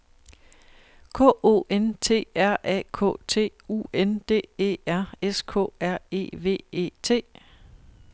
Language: Danish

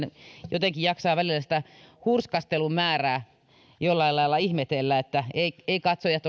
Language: Finnish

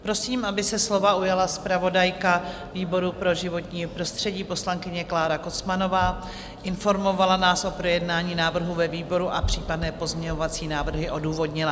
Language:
Czech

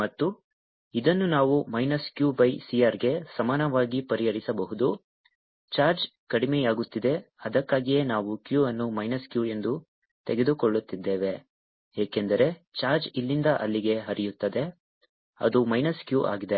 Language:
Kannada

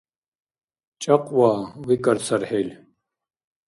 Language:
Dargwa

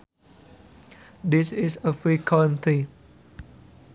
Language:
Sundanese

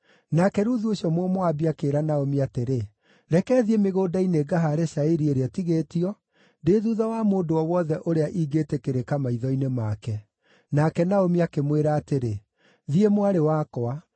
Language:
Kikuyu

